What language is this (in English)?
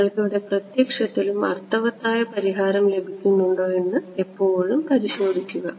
Malayalam